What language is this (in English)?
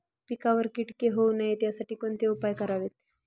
Marathi